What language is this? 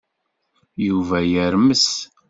Kabyle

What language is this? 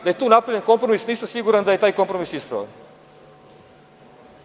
Serbian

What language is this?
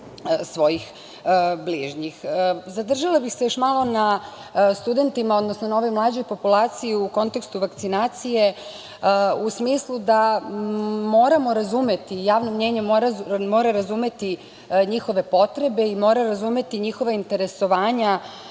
Serbian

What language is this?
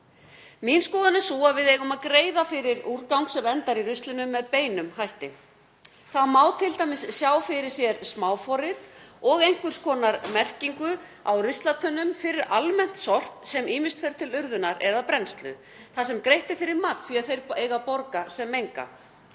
Icelandic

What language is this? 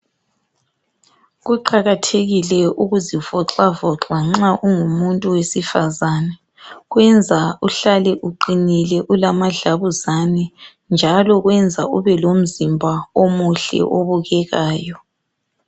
North Ndebele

